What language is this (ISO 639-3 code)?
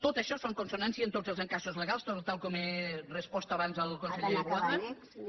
cat